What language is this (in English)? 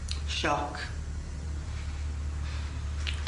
Welsh